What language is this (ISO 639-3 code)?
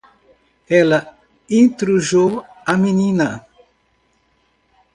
por